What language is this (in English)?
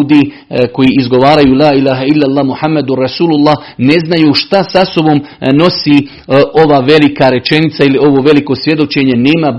Croatian